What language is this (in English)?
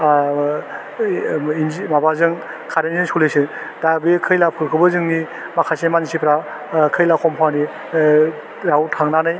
Bodo